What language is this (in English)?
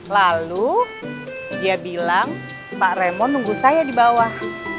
Indonesian